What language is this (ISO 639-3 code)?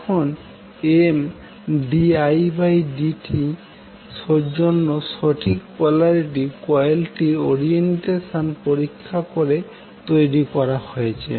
ben